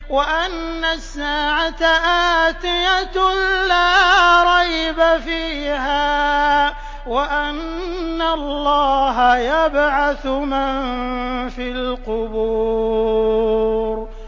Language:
Arabic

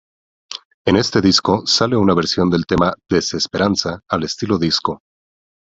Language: Spanish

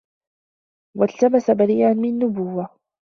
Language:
Arabic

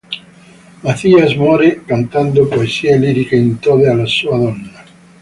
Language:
Italian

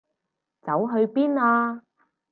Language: Cantonese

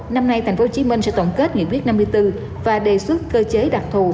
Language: Vietnamese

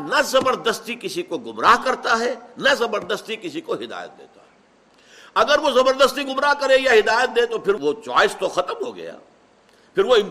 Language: Urdu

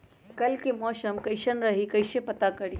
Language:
Magahi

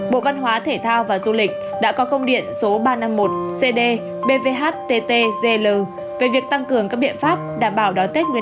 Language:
Vietnamese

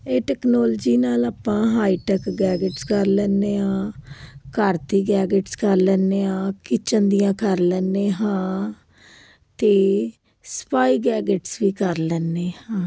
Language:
Punjabi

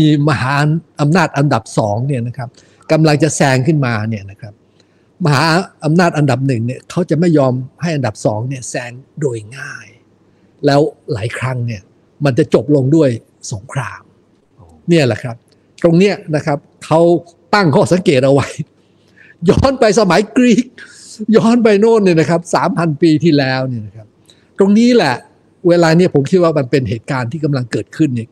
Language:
Thai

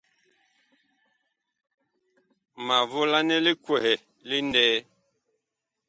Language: Bakoko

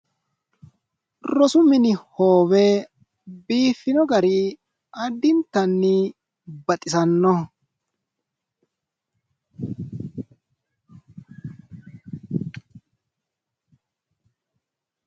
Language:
Sidamo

